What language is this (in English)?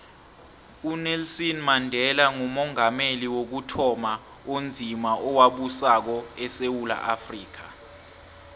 South Ndebele